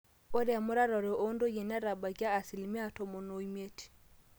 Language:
Masai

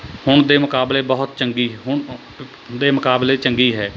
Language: Punjabi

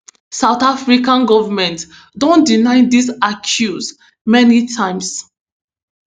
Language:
Nigerian Pidgin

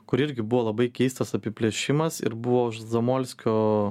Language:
Lithuanian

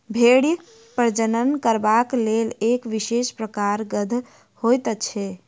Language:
Maithili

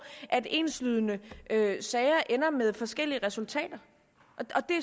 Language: Danish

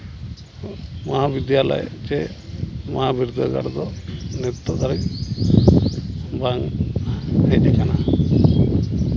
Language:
Santali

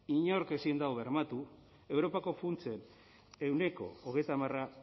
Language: Basque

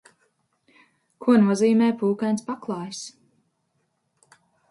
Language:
Latvian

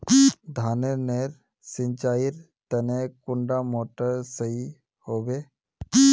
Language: Magahi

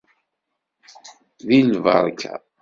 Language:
Kabyle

